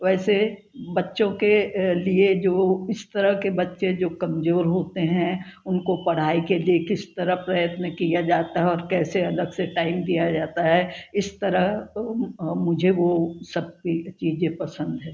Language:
Hindi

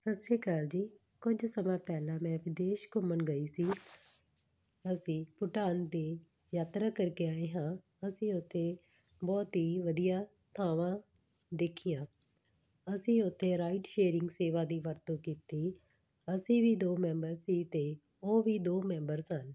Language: Punjabi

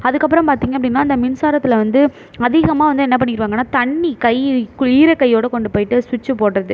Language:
Tamil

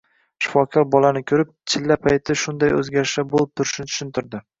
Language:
Uzbek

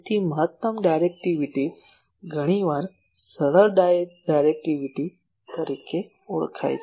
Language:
Gujarati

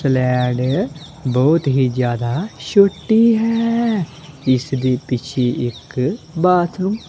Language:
Punjabi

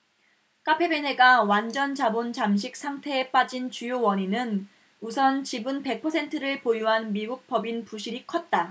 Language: Korean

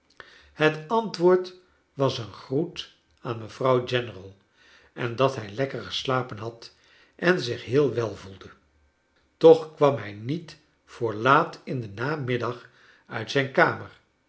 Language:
Dutch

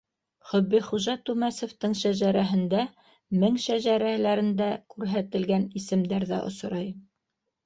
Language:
Bashkir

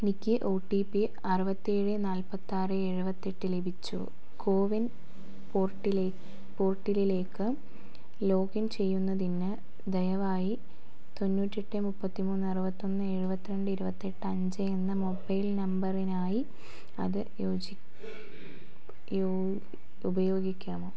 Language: Malayalam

